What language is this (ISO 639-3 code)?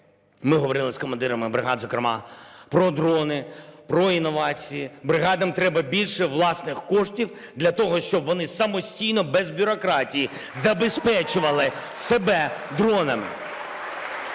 ukr